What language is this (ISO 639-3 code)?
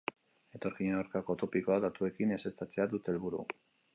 eus